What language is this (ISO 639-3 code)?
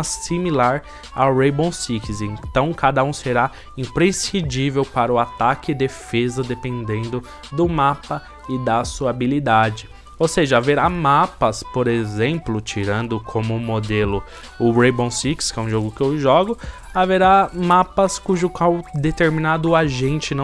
por